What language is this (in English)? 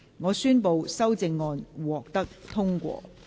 Cantonese